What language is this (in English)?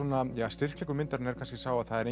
Icelandic